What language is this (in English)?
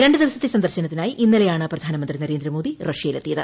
Malayalam